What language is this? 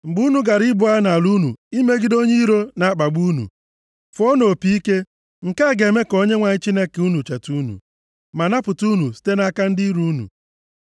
Igbo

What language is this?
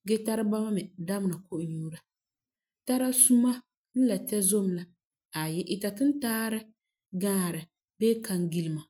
Frafra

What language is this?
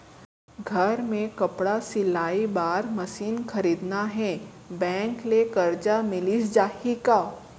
Chhattisgarhi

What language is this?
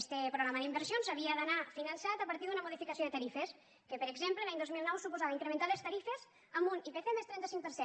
Catalan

